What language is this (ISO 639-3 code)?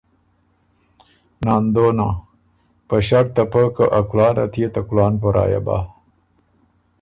oru